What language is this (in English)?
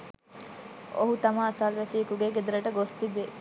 Sinhala